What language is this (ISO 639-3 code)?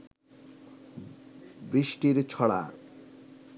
ben